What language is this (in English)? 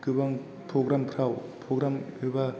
Bodo